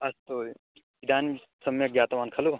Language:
Sanskrit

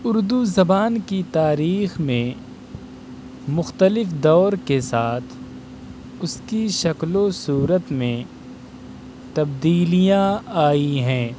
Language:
Urdu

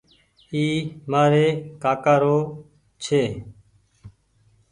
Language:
Goaria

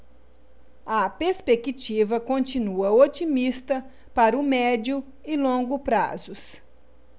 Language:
Portuguese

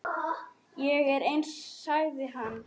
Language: Icelandic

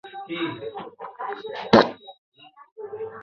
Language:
Bangla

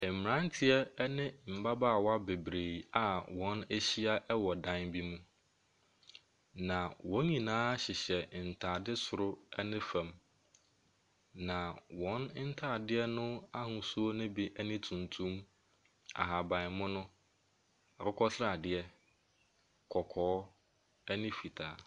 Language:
Akan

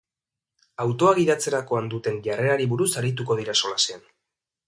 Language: Basque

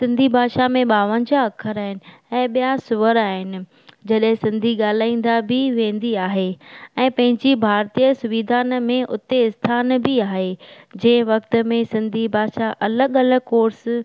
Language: Sindhi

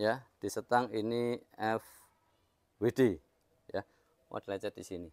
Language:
Indonesian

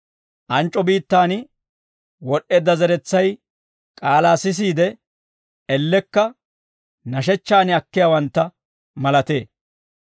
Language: Dawro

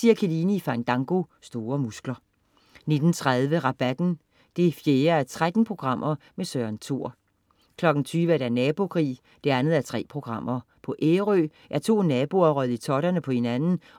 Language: Danish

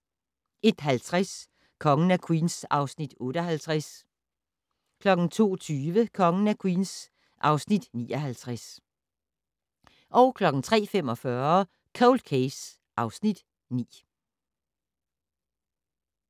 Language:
Danish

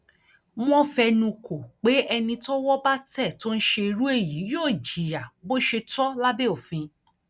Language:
Yoruba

